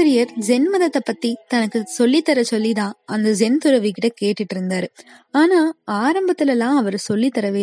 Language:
Tamil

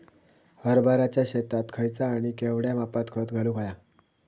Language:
Marathi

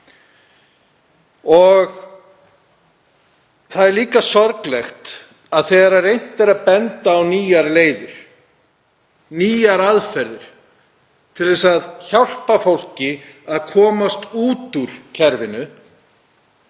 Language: Icelandic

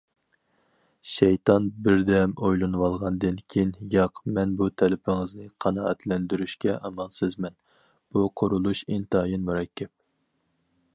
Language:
Uyghur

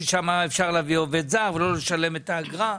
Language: Hebrew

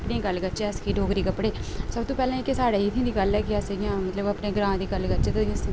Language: Dogri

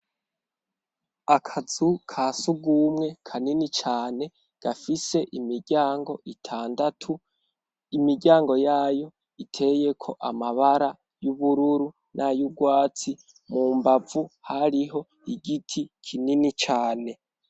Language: Rundi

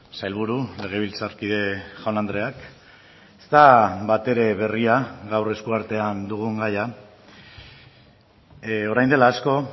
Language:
Basque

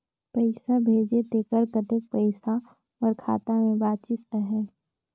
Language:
Chhattisgarhi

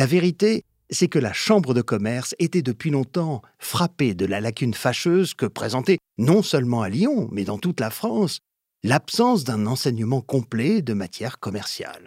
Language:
French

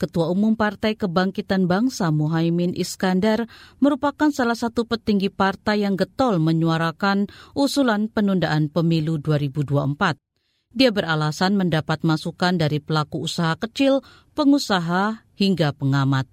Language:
Indonesian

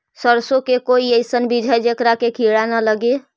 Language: Magahi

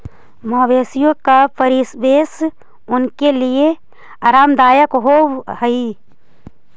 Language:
Magahi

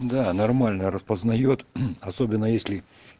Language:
Russian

